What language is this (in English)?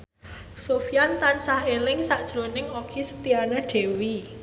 Javanese